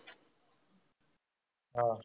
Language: Marathi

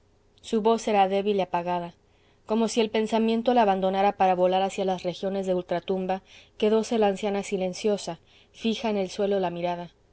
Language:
Spanish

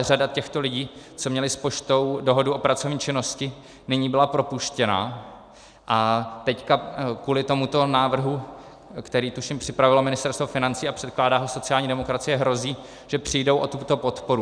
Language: Czech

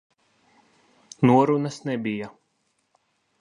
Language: Latvian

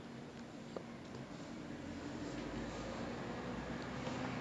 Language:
English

